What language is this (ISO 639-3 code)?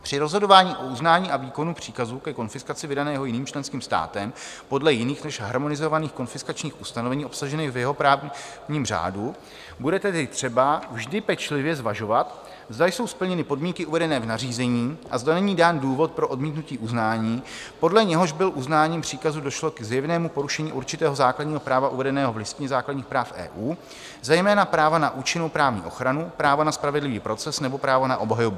ces